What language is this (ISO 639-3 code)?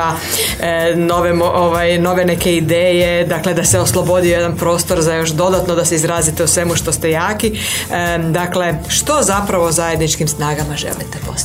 hrv